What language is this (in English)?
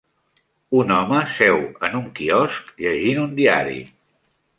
Catalan